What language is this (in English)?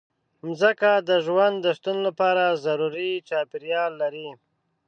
Pashto